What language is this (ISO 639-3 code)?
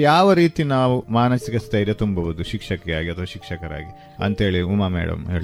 kan